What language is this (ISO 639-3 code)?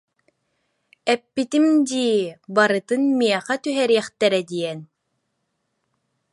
sah